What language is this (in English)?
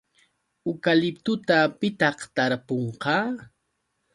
Yauyos Quechua